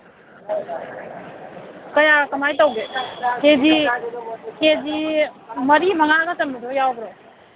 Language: Manipuri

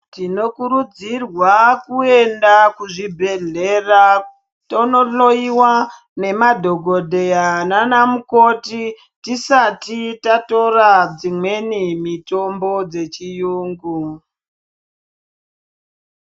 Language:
Ndau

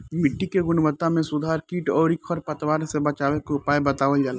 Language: Bhojpuri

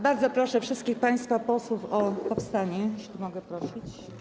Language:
Polish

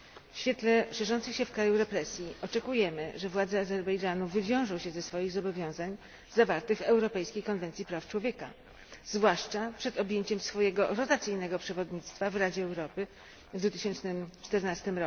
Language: Polish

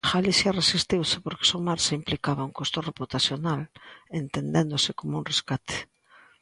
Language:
Galician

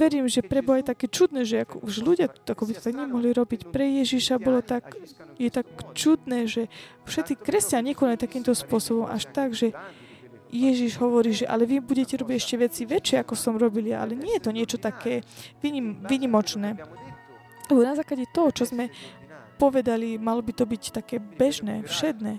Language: Slovak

